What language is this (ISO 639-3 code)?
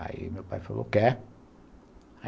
por